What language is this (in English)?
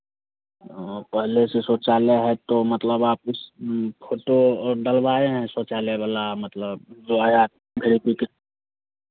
Hindi